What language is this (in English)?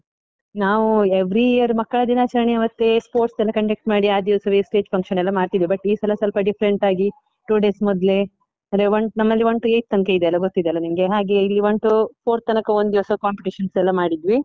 Kannada